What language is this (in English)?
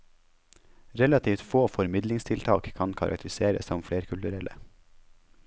Norwegian